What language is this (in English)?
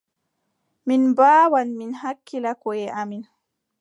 Adamawa Fulfulde